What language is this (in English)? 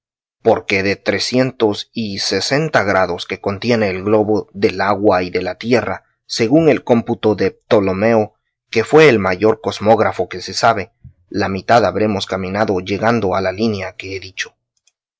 Spanish